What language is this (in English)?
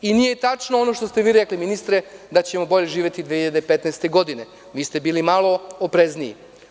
Serbian